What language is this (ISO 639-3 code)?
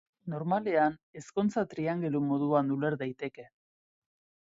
eus